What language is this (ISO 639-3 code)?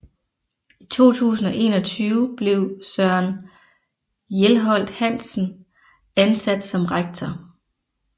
dan